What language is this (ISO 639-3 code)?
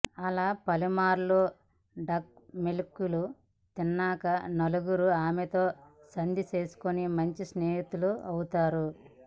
tel